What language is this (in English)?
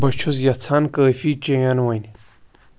Kashmiri